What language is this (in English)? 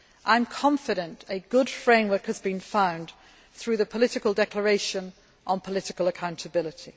English